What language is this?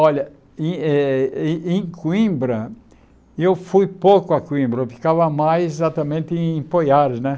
Portuguese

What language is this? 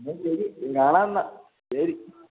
Malayalam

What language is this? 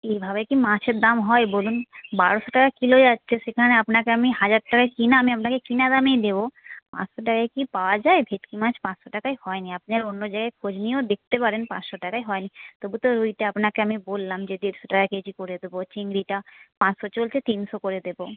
Bangla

